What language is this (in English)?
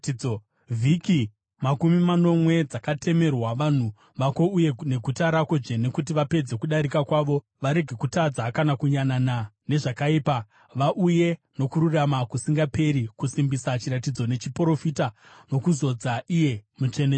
Shona